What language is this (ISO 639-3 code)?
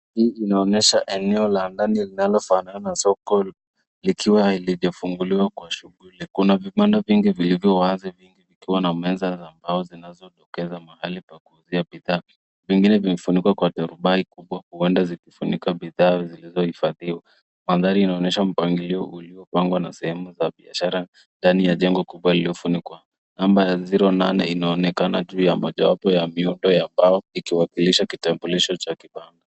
swa